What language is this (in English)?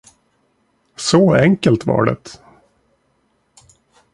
Swedish